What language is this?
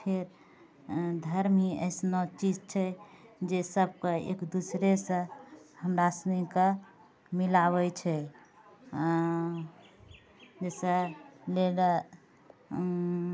Maithili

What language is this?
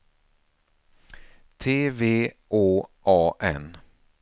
Swedish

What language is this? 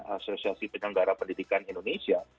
Indonesian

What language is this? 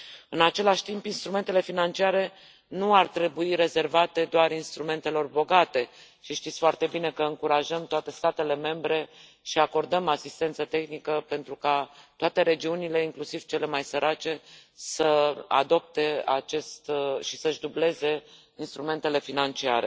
Romanian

